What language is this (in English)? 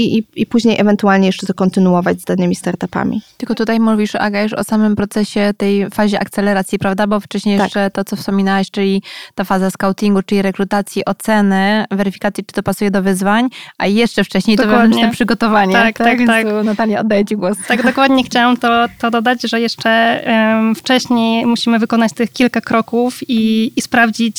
Polish